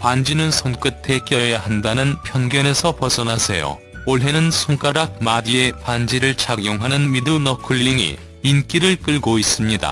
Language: Korean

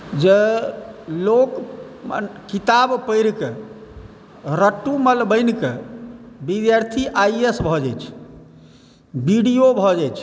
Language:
Maithili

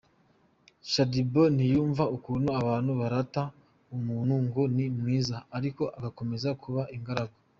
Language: Kinyarwanda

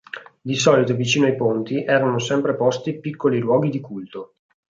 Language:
Italian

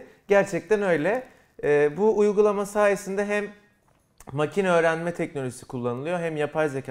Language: Turkish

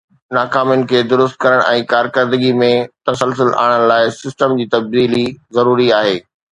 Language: Sindhi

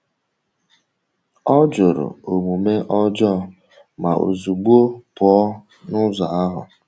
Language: Igbo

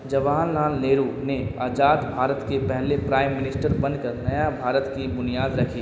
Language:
Urdu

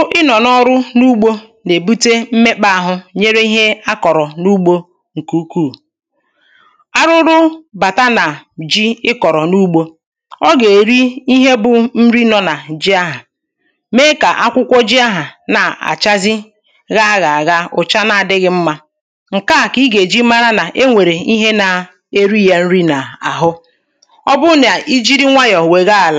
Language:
Igbo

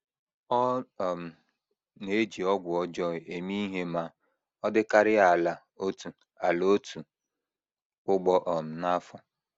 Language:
Igbo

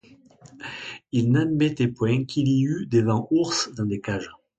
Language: French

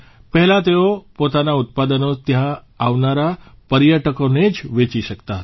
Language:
Gujarati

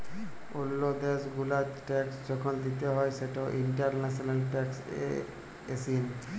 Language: Bangla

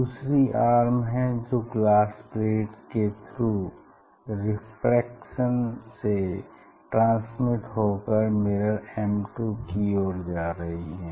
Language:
Hindi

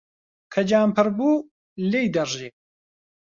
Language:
Central Kurdish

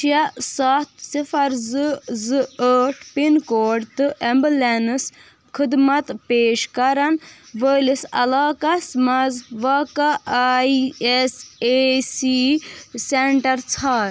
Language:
Kashmiri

